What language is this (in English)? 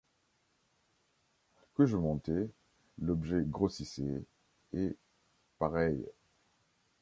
French